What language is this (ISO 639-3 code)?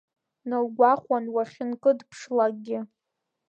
abk